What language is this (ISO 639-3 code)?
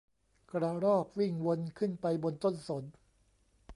tha